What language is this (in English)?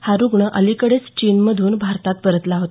Marathi